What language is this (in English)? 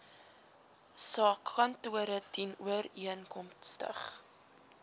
Afrikaans